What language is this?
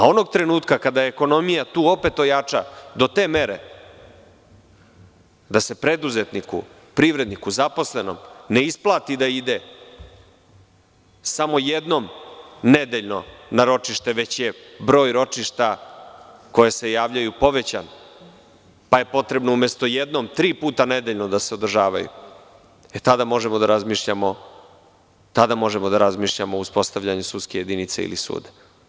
Serbian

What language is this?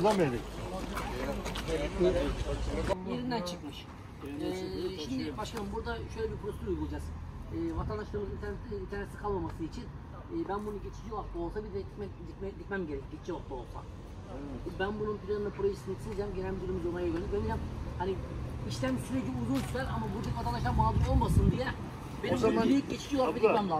Turkish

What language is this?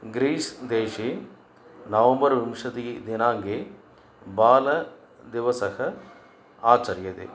Sanskrit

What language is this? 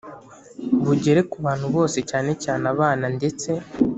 Kinyarwanda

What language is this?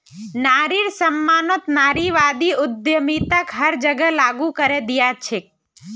Magahi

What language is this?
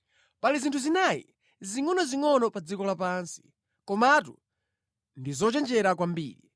Nyanja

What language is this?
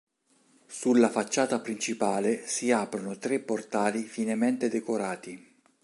Italian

